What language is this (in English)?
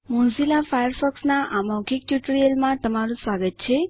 Gujarati